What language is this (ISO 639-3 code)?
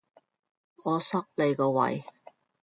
yue